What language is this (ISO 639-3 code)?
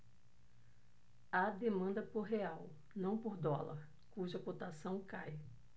por